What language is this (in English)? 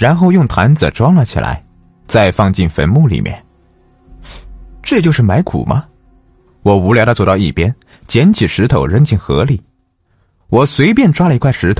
Chinese